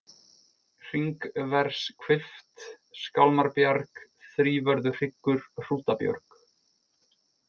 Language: Icelandic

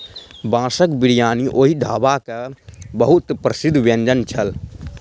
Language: Maithili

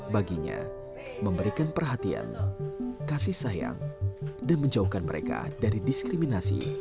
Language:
Indonesian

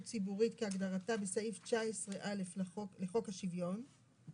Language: Hebrew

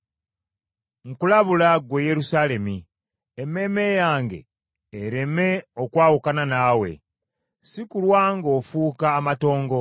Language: Ganda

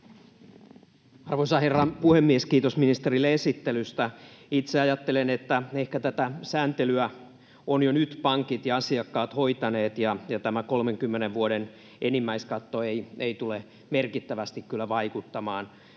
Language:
Finnish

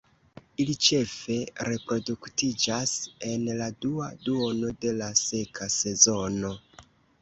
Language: Esperanto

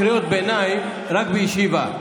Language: Hebrew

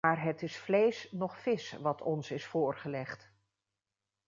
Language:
Dutch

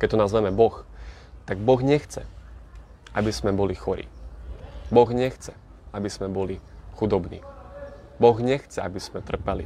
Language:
Slovak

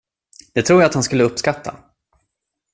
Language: Swedish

